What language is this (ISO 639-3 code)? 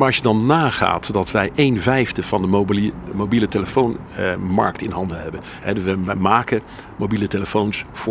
nld